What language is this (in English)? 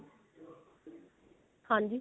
Punjabi